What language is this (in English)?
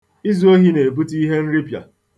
Igbo